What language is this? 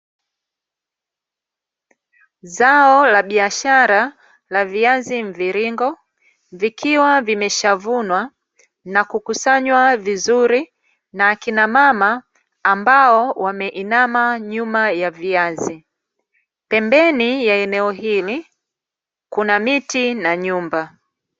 Swahili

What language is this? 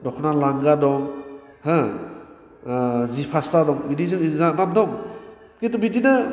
Bodo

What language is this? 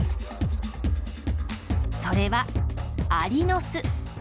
Japanese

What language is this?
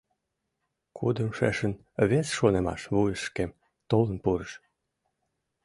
Mari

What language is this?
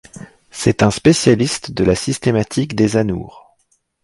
French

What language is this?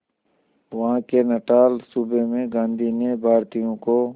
Hindi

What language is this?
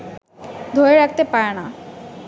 Bangla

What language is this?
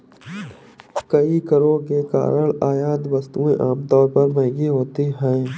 Hindi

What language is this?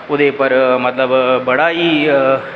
Dogri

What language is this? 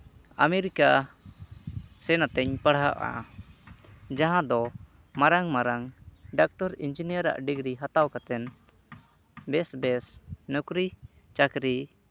Santali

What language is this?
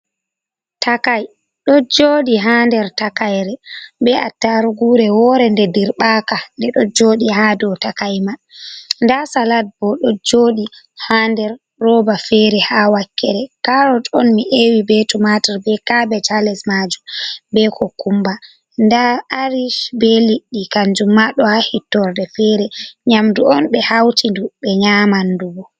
Fula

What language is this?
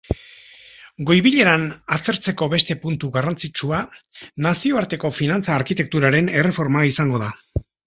Basque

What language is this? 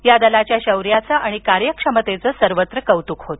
Marathi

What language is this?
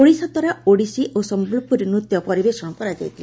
Odia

